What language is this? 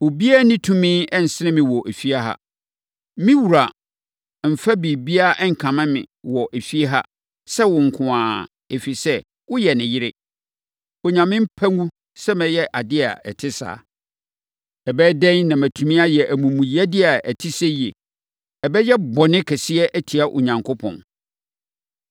Akan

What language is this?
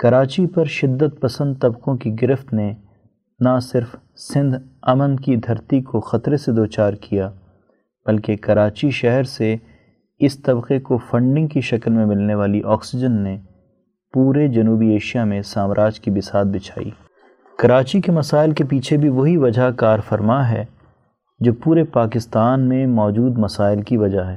Urdu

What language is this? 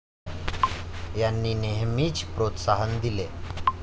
Marathi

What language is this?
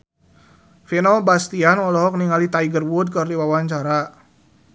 Sundanese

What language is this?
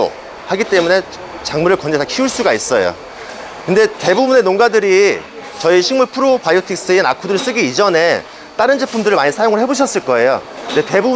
Korean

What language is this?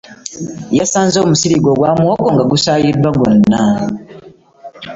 Ganda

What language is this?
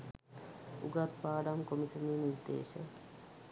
Sinhala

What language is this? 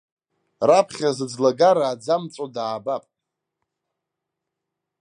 Abkhazian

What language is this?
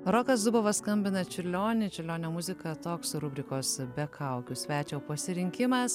Lithuanian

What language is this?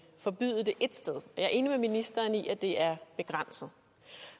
Danish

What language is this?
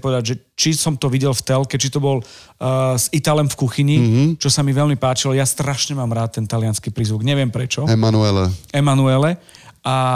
Slovak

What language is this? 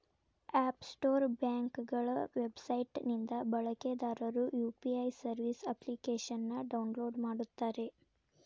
Kannada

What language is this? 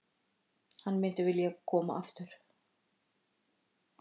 Icelandic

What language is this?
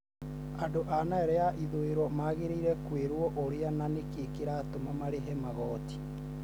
Kikuyu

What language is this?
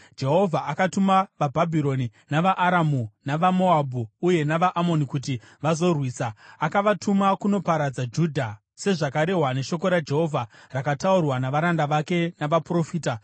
Shona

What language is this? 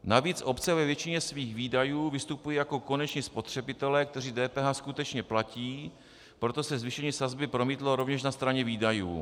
Czech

